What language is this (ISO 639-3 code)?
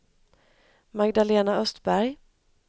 swe